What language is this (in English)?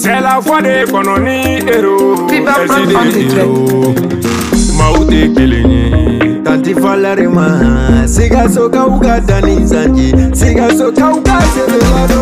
Romanian